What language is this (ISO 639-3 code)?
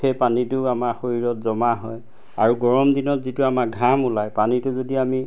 asm